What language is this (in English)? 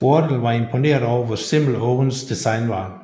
Danish